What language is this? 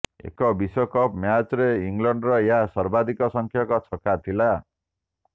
Odia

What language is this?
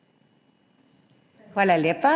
Slovenian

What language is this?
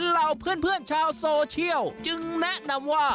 Thai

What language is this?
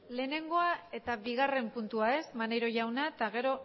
Basque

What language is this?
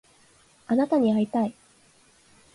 Japanese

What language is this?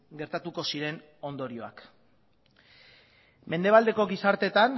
Basque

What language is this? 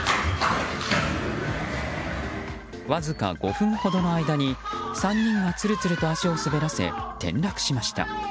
Japanese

